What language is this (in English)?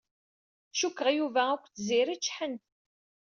Kabyle